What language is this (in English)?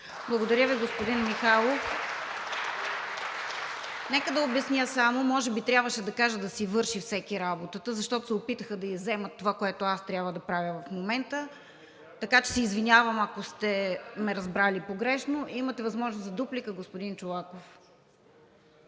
Bulgarian